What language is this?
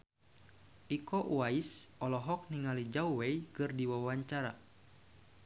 Sundanese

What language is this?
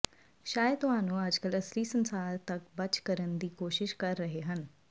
Punjabi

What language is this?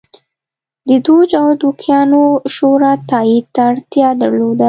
Pashto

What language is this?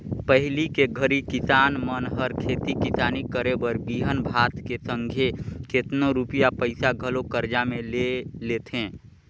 Chhattisgarhi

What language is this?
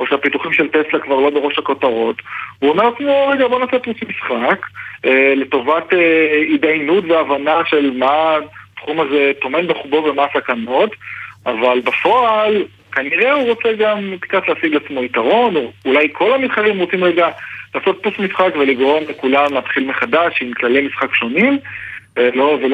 Hebrew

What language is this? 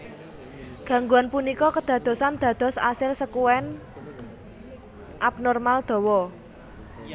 Javanese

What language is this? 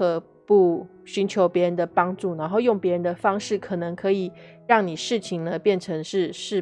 Chinese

